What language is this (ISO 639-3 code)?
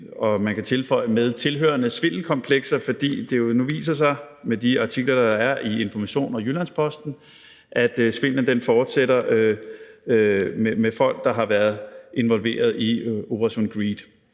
dan